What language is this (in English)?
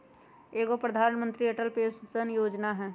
Magahi